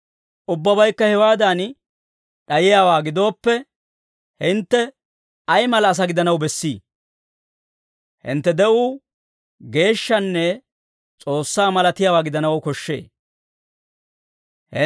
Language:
Dawro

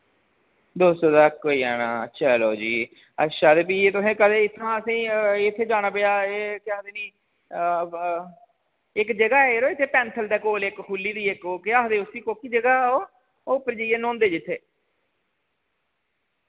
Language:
Dogri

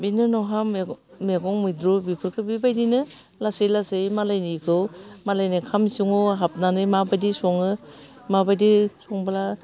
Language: Bodo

